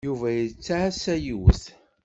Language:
Kabyle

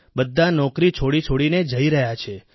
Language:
Gujarati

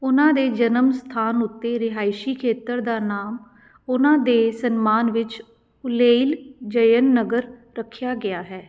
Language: Punjabi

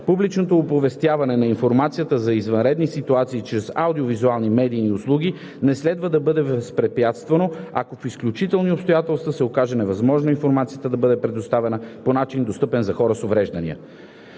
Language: Bulgarian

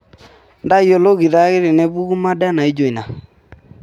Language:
Masai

